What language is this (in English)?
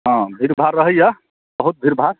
Maithili